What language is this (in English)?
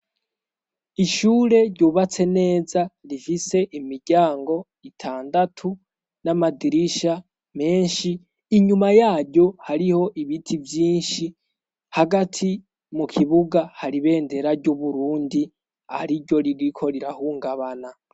Rundi